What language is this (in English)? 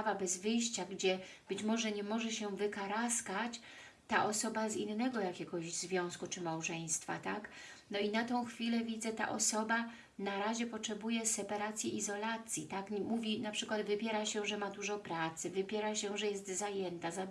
Polish